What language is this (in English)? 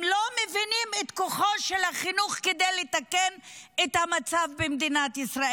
Hebrew